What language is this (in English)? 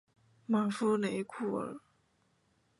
Chinese